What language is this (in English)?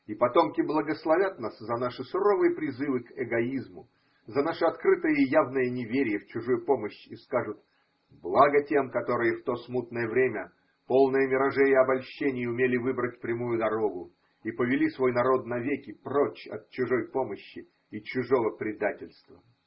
Russian